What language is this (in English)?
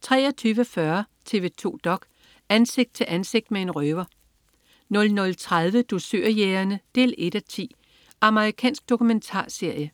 Danish